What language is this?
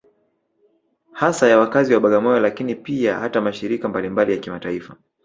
Swahili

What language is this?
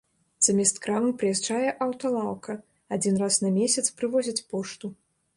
Belarusian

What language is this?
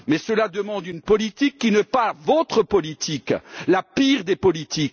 French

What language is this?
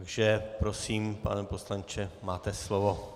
Czech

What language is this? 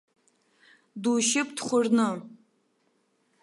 Abkhazian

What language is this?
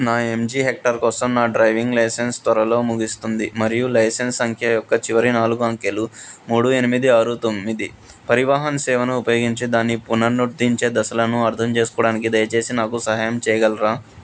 Telugu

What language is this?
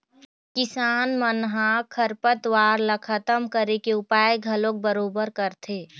Chhattisgarhi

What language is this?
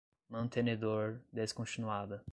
Portuguese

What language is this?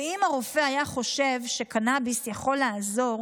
Hebrew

